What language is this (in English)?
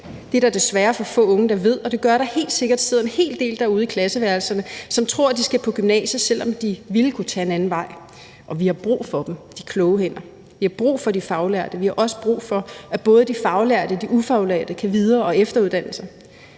Danish